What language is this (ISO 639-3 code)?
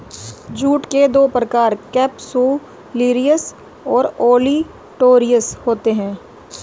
hin